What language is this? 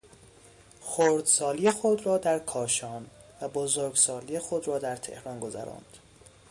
Persian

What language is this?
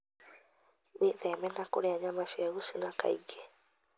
Kikuyu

